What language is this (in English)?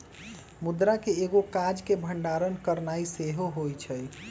Magahi